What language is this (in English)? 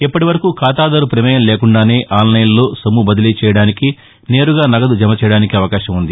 Telugu